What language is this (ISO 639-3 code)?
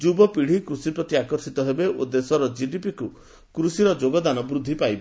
ori